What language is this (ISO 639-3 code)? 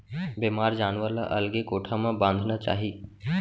hne